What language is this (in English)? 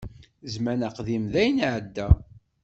Kabyle